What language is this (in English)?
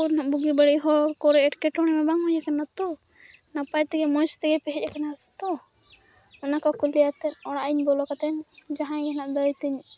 Santali